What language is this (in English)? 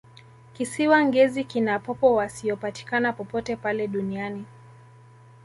Swahili